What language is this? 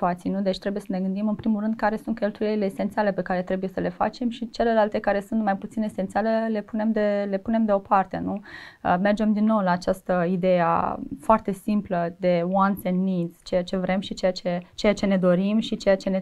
Romanian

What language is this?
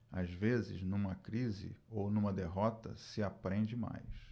Portuguese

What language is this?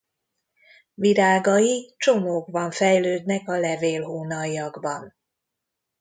Hungarian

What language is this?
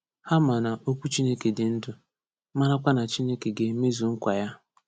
Igbo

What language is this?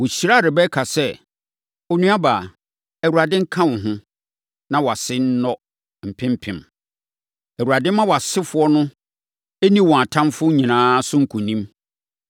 Akan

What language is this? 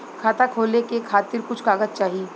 Bhojpuri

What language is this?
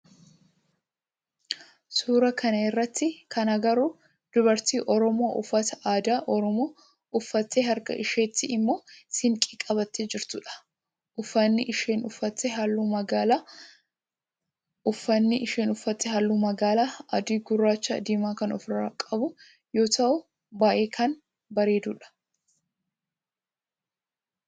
Oromo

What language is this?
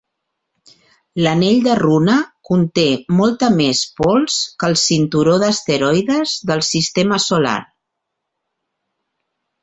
Catalan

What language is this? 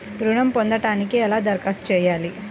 Telugu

